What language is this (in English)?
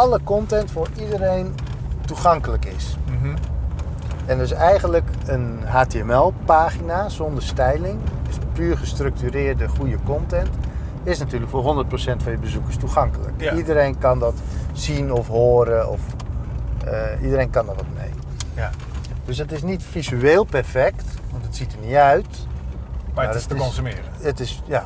Dutch